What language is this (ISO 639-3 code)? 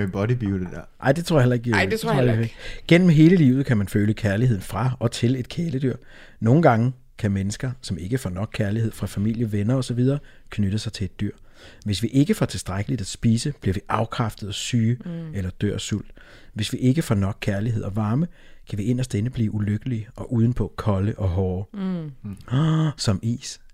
dan